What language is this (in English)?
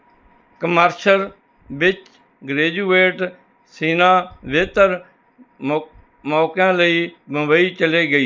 Punjabi